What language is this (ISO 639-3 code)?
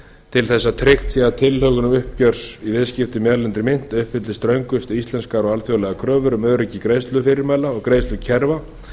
isl